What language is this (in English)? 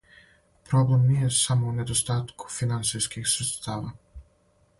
Serbian